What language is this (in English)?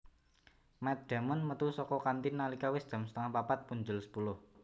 Javanese